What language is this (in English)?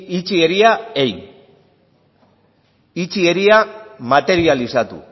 Basque